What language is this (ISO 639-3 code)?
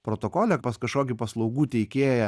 lit